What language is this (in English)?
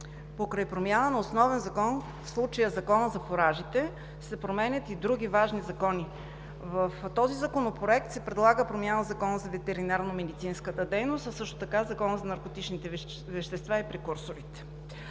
Bulgarian